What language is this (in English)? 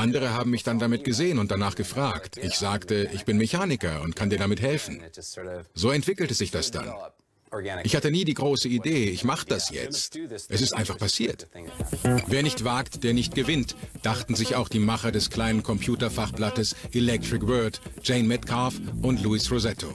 German